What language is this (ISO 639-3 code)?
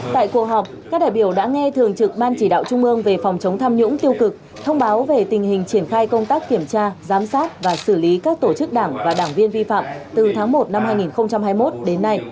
vie